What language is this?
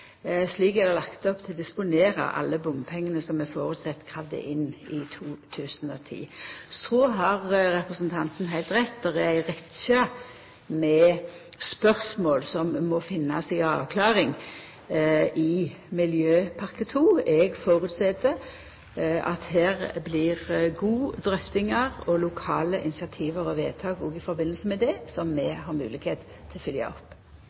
Norwegian Nynorsk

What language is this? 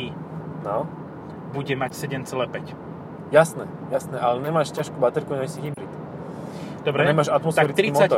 Slovak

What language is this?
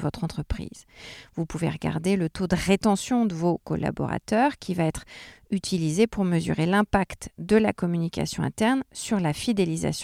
French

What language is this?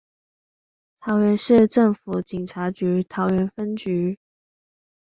Chinese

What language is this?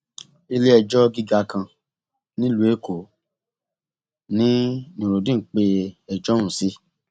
Yoruba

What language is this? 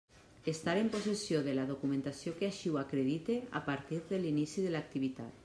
Catalan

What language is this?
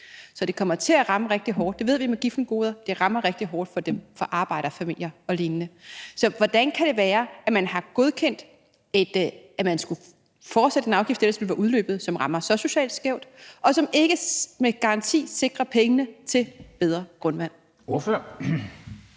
Danish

